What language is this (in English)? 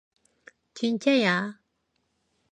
Korean